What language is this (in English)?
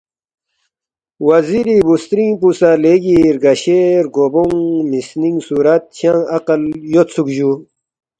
Balti